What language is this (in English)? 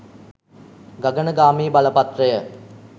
Sinhala